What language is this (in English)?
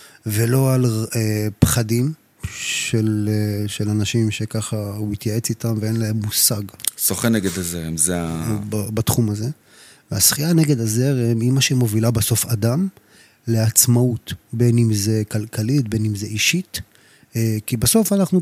Hebrew